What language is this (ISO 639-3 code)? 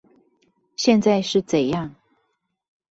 zho